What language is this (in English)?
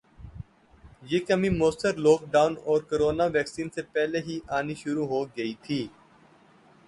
Urdu